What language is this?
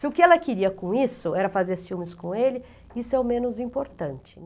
Portuguese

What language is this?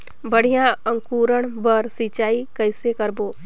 Chhattisgarhi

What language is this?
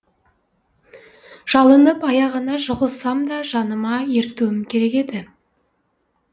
Kazakh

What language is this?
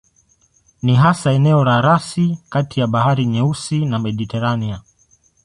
Swahili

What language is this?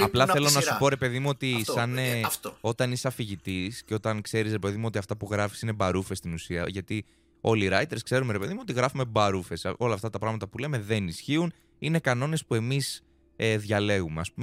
Greek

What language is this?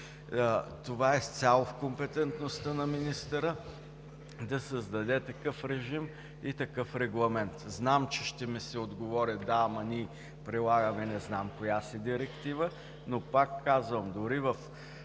Bulgarian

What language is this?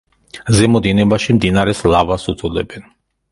Georgian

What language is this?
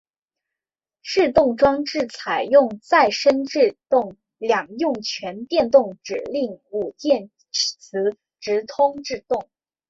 Chinese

